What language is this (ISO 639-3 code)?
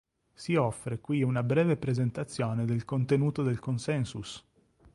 ita